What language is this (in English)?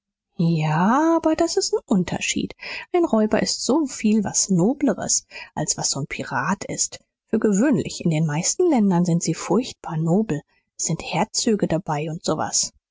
German